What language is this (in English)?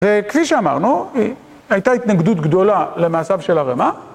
Hebrew